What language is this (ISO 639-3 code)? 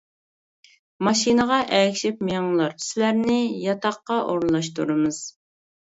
uig